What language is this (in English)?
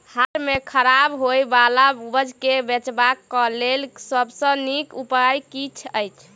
Maithili